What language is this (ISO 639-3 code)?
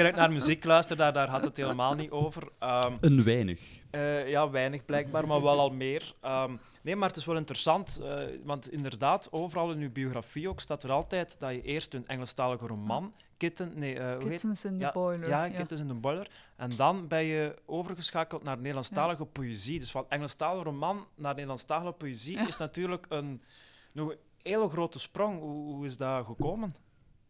nld